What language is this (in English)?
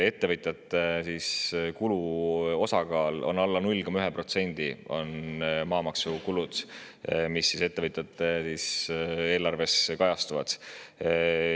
Estonian